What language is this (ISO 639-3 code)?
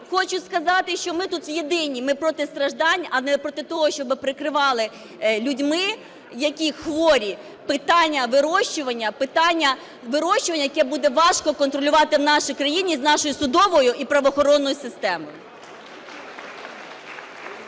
ukr